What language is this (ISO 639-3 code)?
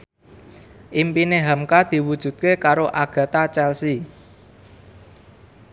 jav